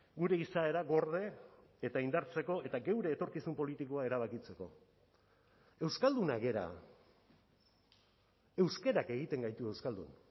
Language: Basque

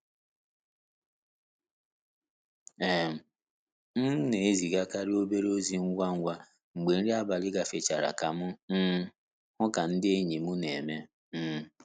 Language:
Igbo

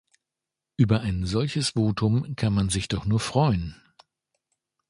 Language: German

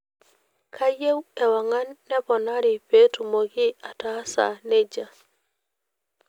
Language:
Masai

